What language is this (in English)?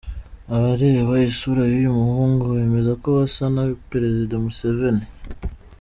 Kinyarwanda